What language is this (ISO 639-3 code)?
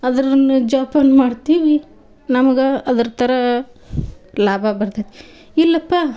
kan